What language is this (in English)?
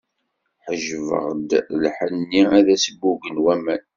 Kabyle